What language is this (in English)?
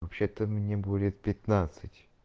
Russian